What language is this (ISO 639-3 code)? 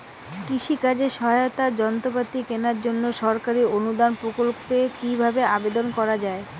ben